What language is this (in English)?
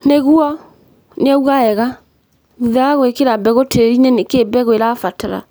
Kikuyu